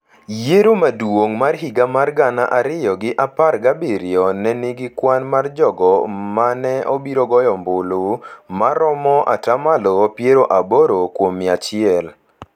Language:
Luo (Kenya and Tanzania)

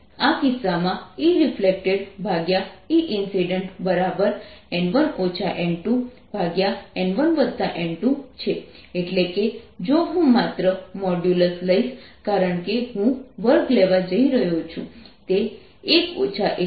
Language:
Gujarati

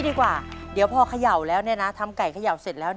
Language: Thai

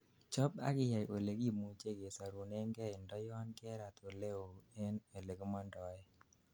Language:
Kalenjin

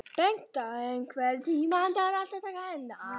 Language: Icelandic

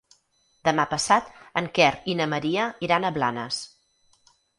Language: Catalan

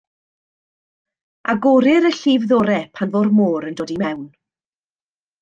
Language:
Welsh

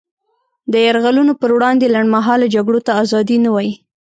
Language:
Pashto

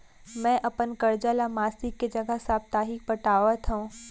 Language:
Chhattisgarhi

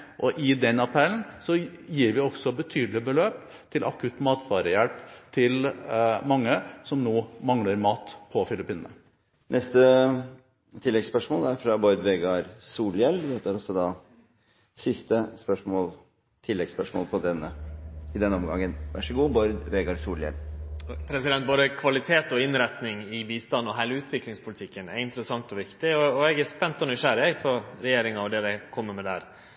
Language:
Norwegian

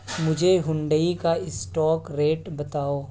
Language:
Urdu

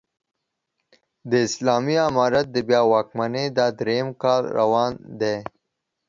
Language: Pashto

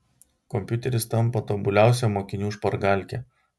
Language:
Lithuanian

